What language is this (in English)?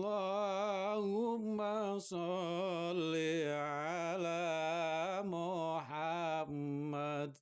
Indonesian